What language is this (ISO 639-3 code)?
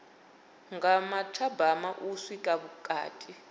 ven